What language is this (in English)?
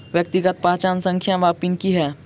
Maithili